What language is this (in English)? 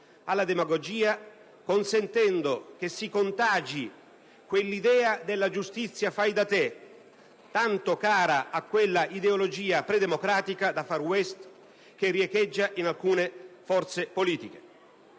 Italian